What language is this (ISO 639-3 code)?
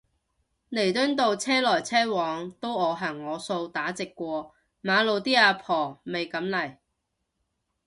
yue